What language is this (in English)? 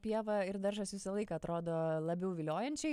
Lithuanian